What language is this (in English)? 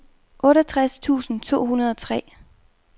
Danish